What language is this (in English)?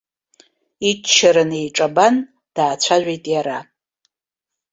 Abkhazian